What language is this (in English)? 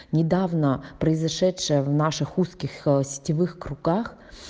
Russian